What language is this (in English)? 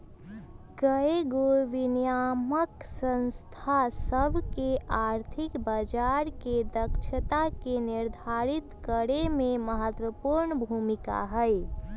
Magahi